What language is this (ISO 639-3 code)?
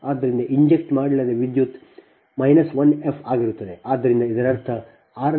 kan